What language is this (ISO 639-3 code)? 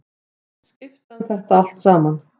isl